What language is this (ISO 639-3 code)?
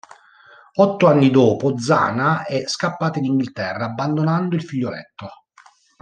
ita